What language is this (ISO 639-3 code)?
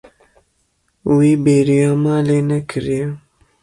kur